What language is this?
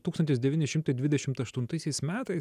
Lithuanian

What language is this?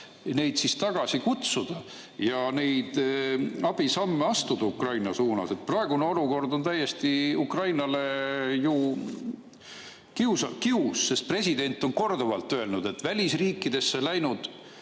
Estonian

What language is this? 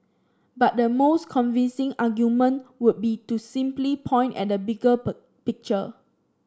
English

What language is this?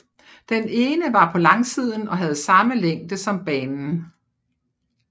Danish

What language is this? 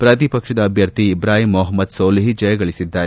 Kannada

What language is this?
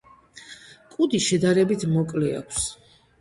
Georgian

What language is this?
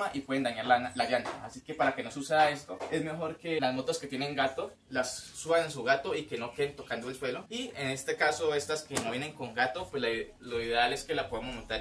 Spanish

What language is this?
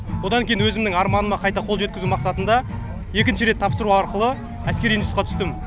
Kazakh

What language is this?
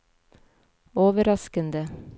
Norwegian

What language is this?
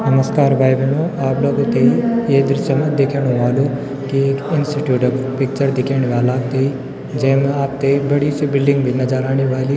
Garhwali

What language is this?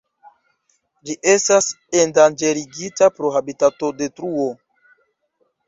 Esperanto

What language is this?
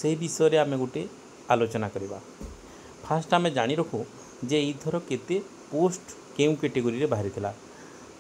Hindi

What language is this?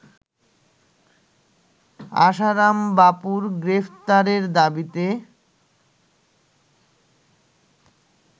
Bangla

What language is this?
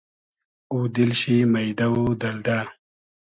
Hazaragi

